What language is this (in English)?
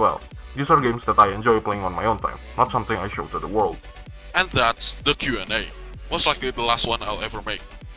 English